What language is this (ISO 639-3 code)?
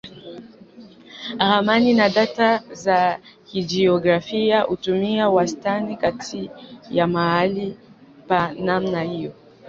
swa